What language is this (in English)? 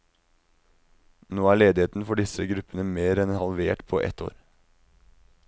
Norwegian